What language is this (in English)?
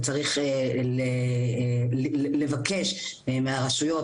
Hebrew